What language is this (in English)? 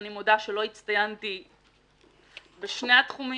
Hebrew